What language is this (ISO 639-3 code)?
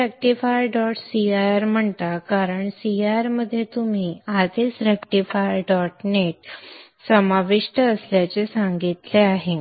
mar